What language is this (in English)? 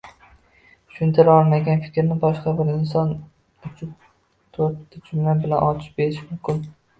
Uzbek